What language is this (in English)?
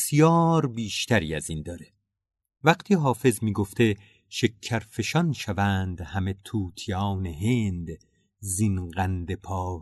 Persian